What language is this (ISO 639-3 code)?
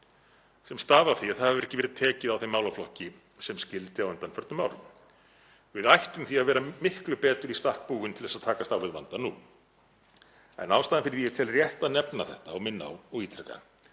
isl